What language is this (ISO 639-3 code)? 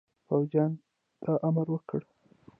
pus